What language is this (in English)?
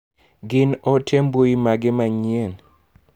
Luo (Kenya and Tanzania)